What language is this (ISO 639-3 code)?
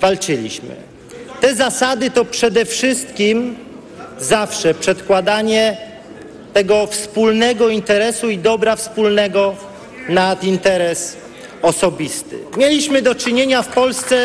pol